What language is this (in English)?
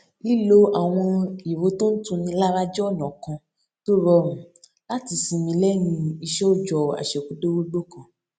Yoruba